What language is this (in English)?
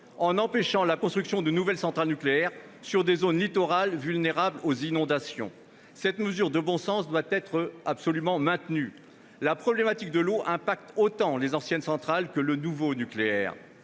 French